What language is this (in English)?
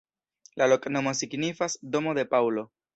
Esperanto